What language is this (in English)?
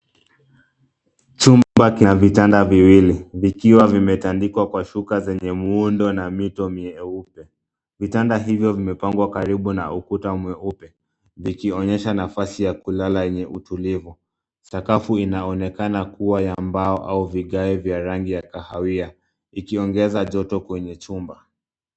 Swahili